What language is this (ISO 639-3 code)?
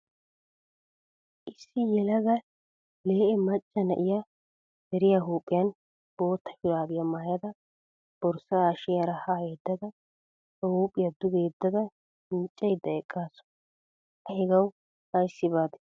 wal